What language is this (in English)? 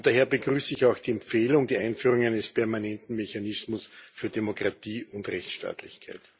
German